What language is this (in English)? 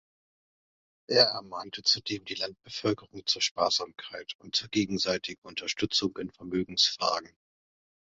German